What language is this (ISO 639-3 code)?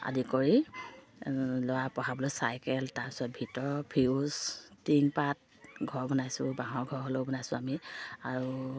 asm